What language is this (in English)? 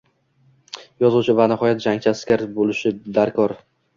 Uzbek